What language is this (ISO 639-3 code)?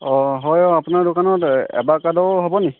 asm